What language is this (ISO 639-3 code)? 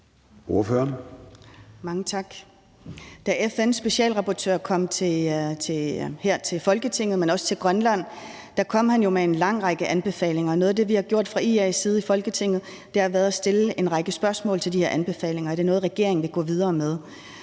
dan